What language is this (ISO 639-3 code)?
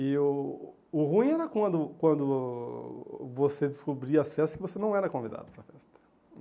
por